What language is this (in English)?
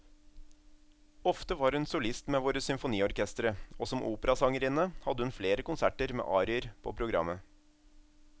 Norwegian